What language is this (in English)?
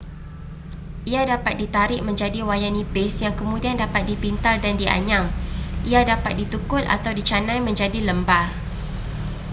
Malay